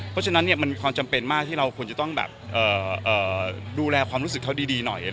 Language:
Thai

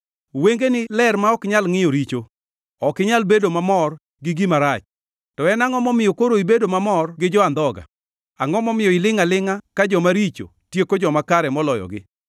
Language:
Luo (Kenya and Tanzania)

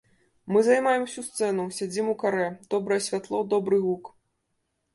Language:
Belarusian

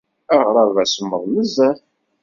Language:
Kabyle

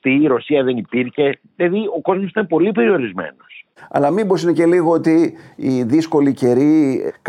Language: Greek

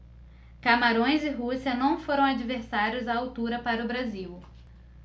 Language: Portuguese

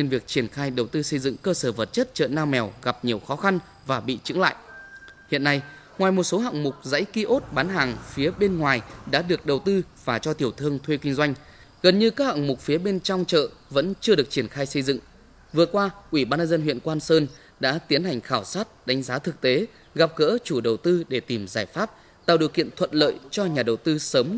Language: Vietnamese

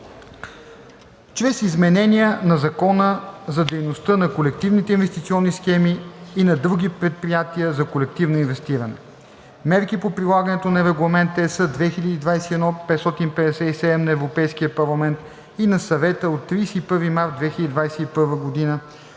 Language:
Bulgarian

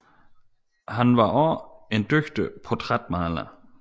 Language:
Danish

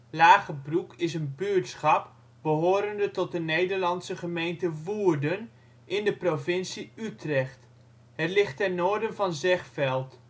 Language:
Dutch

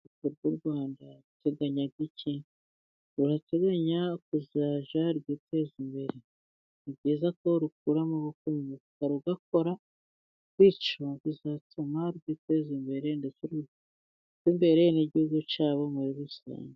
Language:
Kinyarwanda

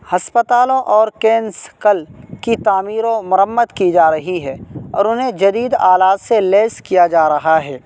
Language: Urdu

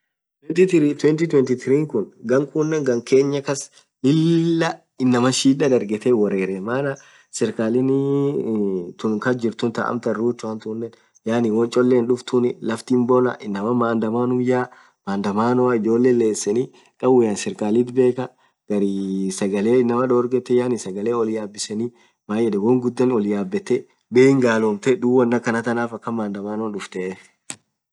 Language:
Orma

